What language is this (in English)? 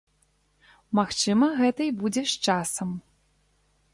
Belarusian